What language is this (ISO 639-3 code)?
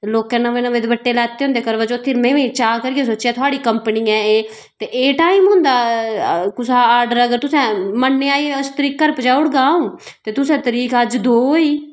doi